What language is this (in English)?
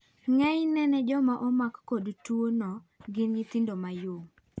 Luo (Kenya and Tanzania)